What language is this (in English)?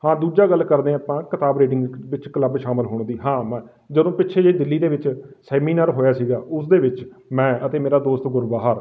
Punjabi